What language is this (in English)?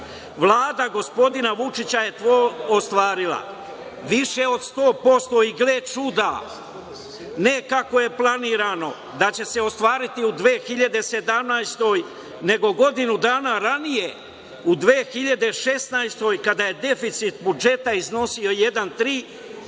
Serbian